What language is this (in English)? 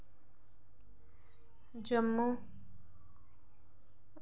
Dogri